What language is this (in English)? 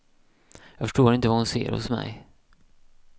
Swedish